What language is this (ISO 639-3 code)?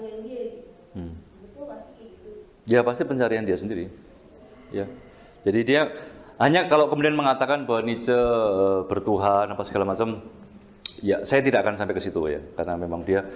ind